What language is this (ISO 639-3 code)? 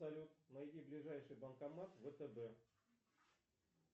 rus